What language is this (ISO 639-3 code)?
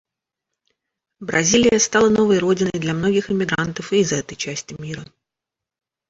rus